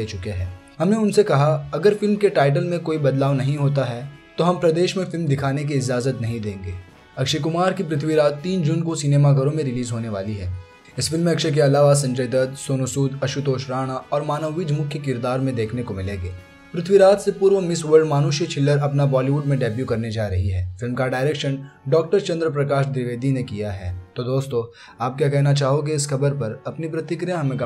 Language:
Hindi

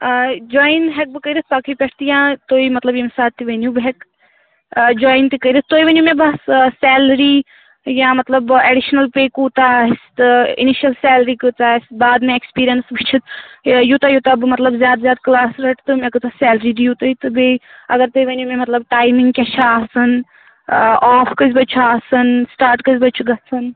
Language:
Kashmiri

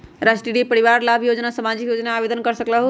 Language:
Magahi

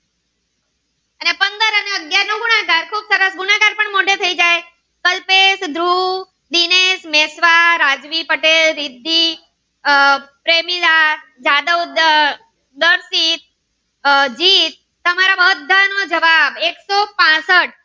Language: Gujarati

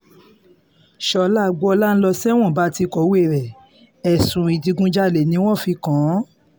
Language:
Yoruba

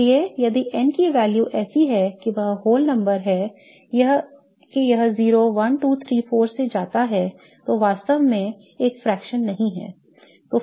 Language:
Hindi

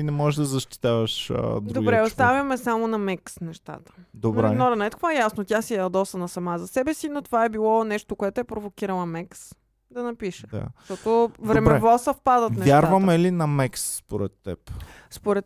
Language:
Bulgarian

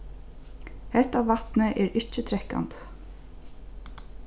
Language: Faroese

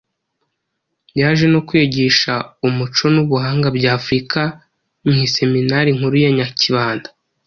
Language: Kinyarwanda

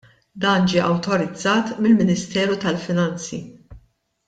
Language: Maltese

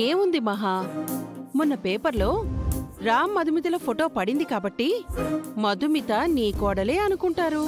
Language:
Telugu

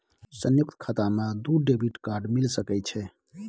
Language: Maithili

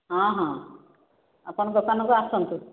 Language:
Odia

